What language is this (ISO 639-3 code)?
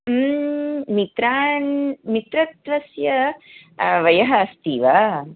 san